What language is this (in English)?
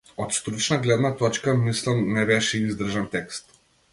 Macedonian